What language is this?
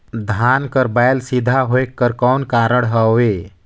Chhattisgarhi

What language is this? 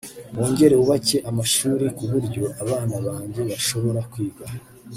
Kinyarwanda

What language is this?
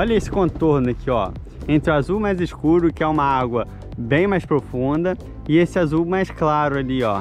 Portuguese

